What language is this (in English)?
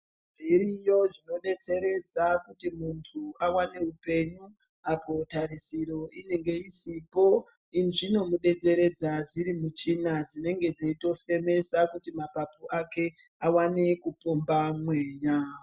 Ndau